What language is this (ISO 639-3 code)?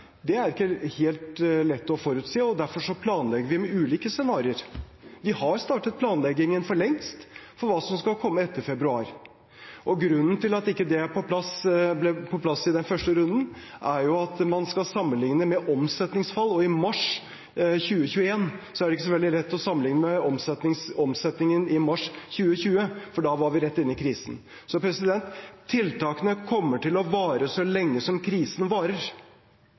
nob